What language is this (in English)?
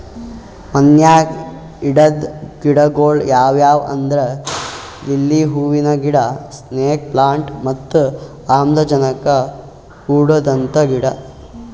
Kannada